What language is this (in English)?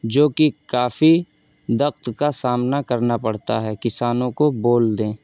Urdu